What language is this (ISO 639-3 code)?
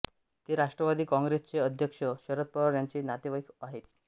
mar